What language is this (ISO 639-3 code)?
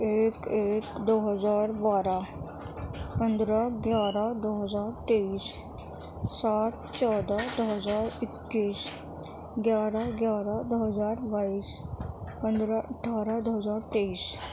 urd